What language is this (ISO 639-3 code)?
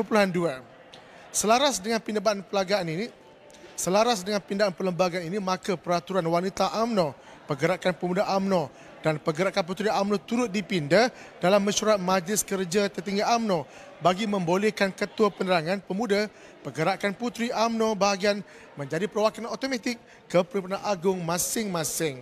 msa